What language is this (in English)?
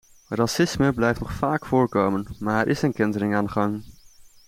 Dutch